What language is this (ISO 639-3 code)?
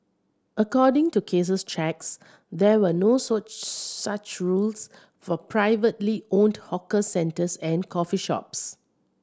eng